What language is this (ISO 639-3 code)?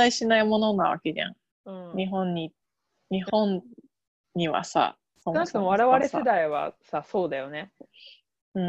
jpn